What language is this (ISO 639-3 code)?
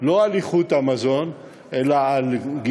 heb